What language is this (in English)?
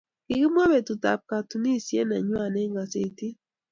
Kalenjin